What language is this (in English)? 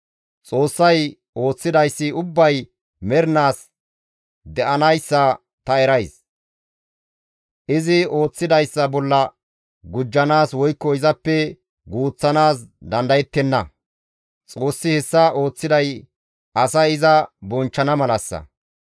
Gamo